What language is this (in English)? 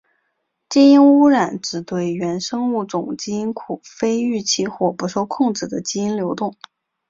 Chinese